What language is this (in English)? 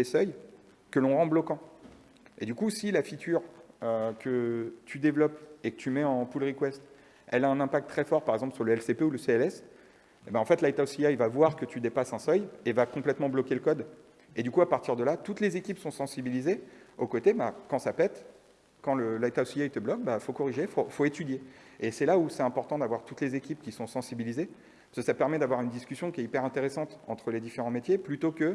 French